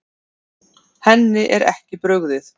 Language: Icelandic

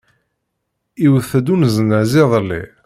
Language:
Kabyle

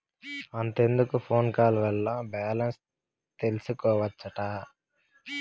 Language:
Telugu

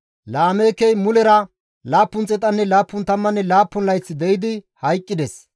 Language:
Gamo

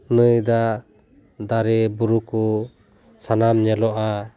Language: Santali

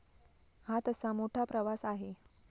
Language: Marathi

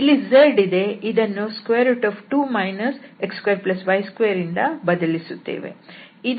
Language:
Kannada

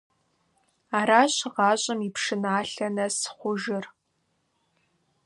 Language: Kabardian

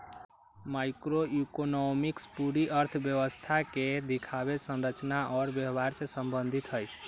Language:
Magahi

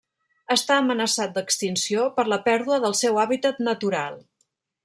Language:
Catalan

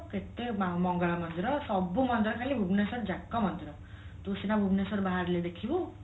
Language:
Odia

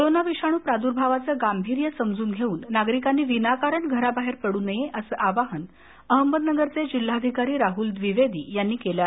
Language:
Marathi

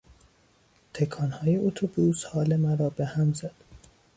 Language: Persian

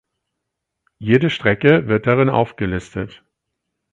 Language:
German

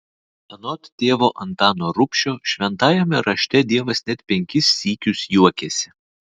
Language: Lithuanian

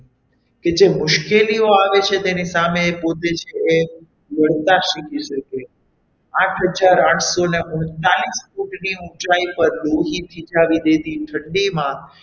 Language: Gujarati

